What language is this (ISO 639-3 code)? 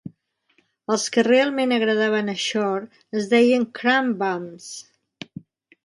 cat